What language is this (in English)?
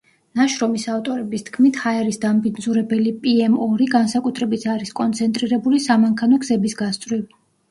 Georgian